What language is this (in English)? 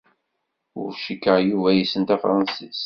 Kabyle